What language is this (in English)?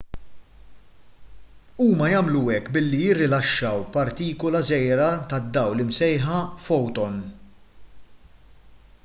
Maltese